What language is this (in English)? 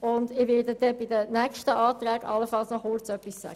Swiss German